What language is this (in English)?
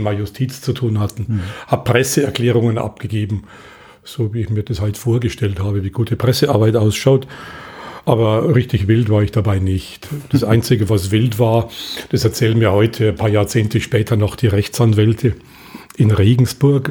German